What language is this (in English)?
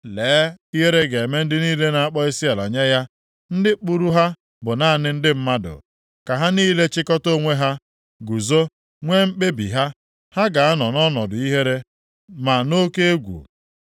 Igbo